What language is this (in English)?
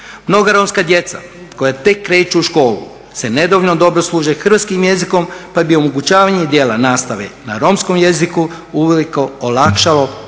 Croatian